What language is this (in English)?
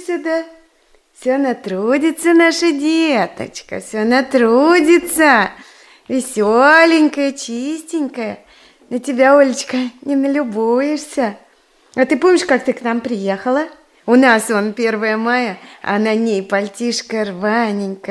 Russian